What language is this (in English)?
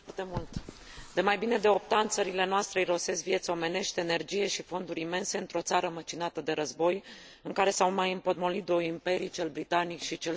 Romanian